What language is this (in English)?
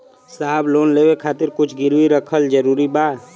Bhojpuri